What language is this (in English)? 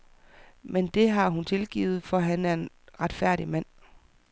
Danish